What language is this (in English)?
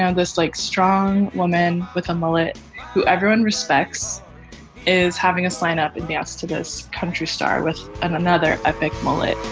English